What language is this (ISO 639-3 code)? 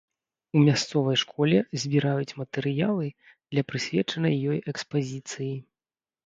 bel